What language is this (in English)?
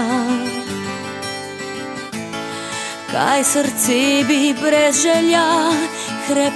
Romanian